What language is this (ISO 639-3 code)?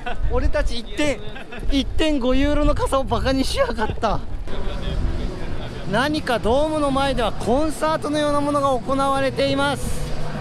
jpn